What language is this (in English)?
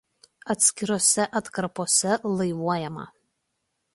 Lithuanian